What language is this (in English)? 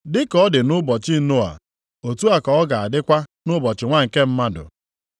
Igbo